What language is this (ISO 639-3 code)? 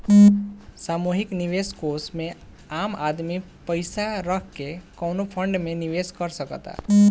bho